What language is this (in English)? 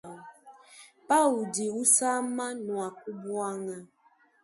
Luba-Lulua